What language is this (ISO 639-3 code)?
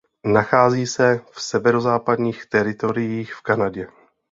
ces